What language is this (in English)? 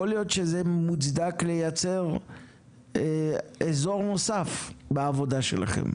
Hebrew